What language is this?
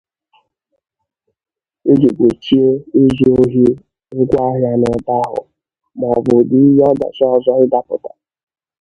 Igbo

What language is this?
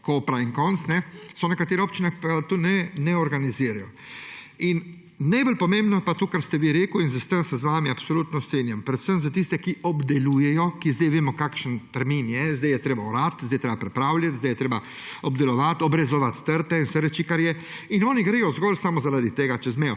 Slovenian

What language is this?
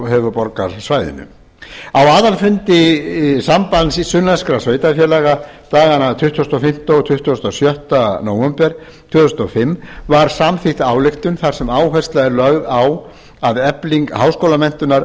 Icelandic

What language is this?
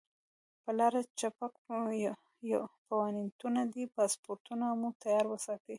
Pashto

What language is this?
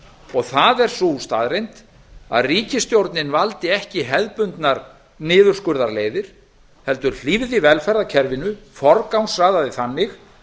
Icelandic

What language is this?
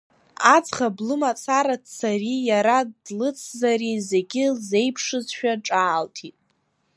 Abkhazian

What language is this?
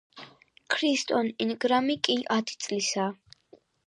Georgian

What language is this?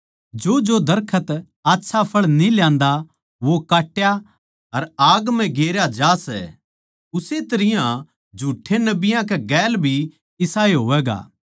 Haryanvi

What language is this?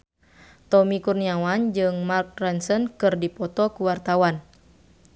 Sundanese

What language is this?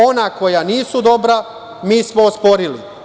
Serbian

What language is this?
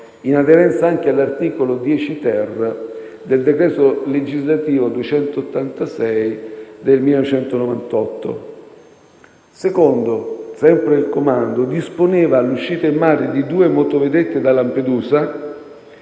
Italian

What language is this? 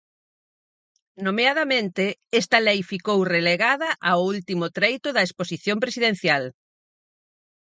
Galician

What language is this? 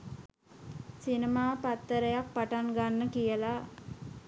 Sinhala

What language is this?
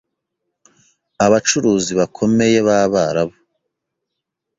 Kinyarwanda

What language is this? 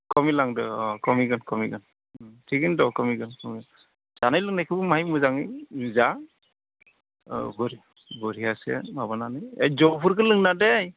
Bodo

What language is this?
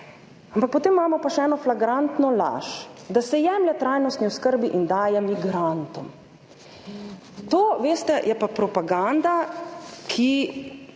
Slovenian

